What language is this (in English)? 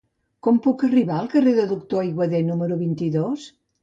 Catalan